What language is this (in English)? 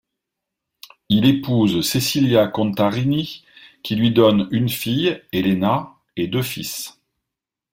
French